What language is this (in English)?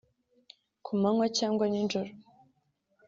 Kinyarwanda